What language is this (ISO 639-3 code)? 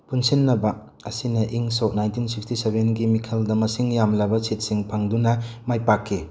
mni